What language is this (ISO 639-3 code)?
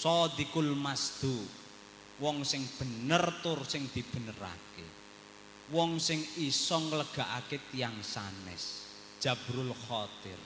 ind